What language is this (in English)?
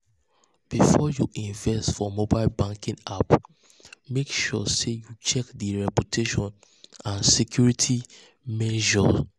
Nigerian Pidgin